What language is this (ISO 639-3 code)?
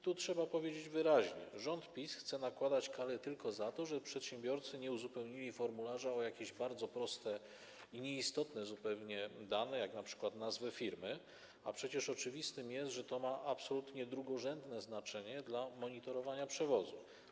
pol